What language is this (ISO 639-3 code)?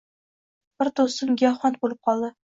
uzb